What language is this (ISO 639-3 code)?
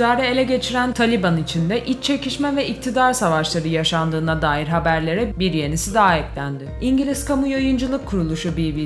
tur